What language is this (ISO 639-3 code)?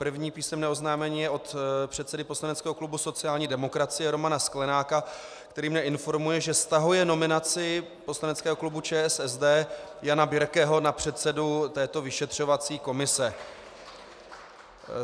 ces